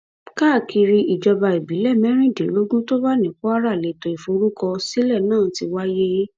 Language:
Yoruba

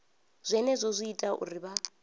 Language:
Venda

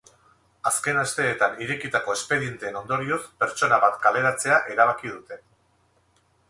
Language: Basque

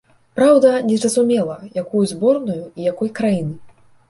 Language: Belarusian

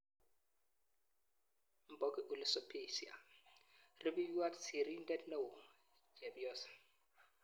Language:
Kalenjin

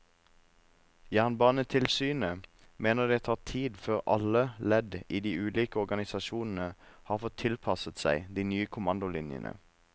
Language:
Norwegian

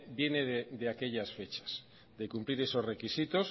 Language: Spanish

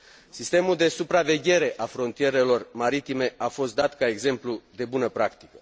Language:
Romanian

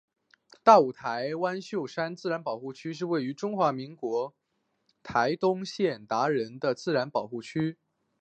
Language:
Chinese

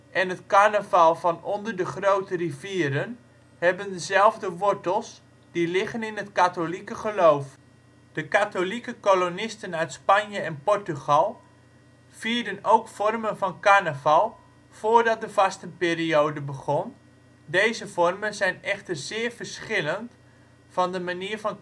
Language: Dutch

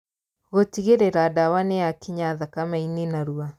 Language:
Kikuyu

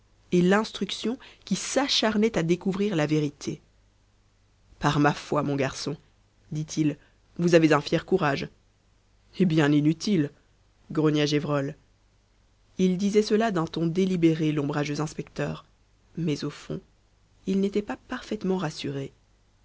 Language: French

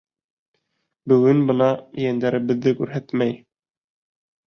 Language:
Bashkir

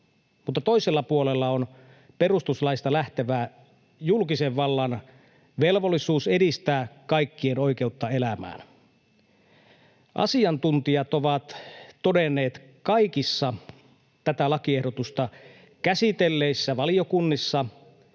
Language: Finnish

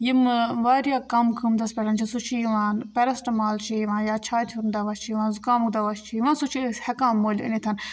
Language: Kashmiri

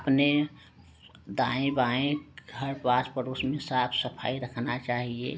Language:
Hindi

